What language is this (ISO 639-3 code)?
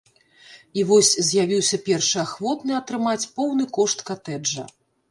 bel